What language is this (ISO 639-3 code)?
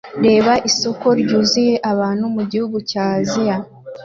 kin